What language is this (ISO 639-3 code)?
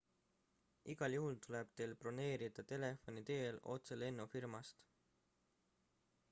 est